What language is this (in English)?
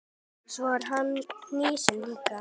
Icelandic